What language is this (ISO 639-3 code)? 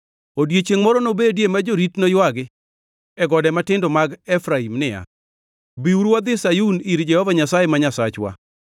luo